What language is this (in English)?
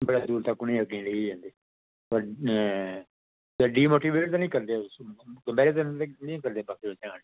Dogri